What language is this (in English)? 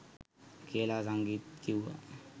Sinhala